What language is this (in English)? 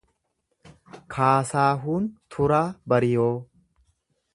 Oromo